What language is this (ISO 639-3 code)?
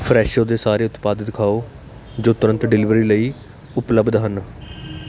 pan